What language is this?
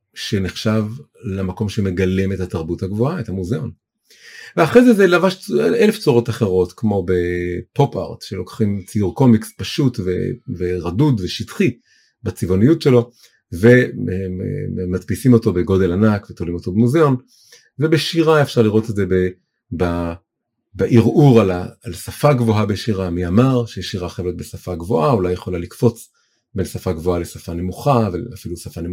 Hebrew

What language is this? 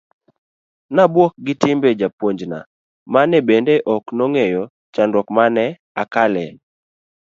Luo (Kenya and Tanzania)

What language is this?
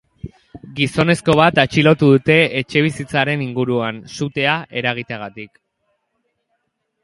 Basque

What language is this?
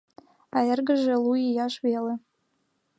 Mari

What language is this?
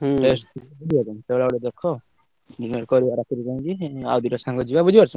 Odia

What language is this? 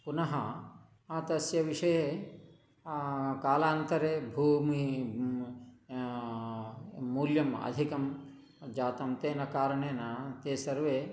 Sanskrit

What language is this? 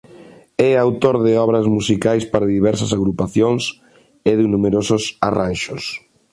Galician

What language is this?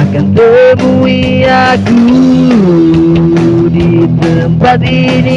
Indonesian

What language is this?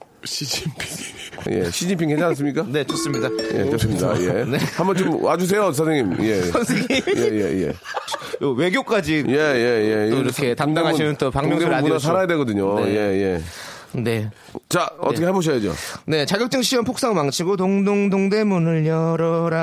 Korean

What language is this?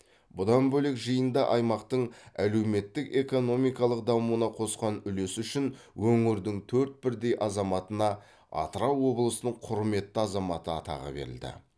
Kazakh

